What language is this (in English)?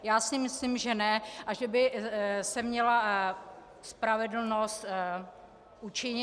Czech